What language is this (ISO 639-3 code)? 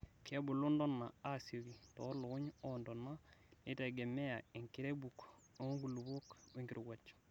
mas